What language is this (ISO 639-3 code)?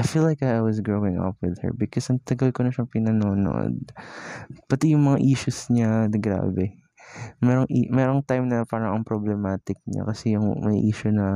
fil